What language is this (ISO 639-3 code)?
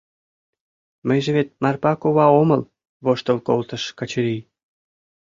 chm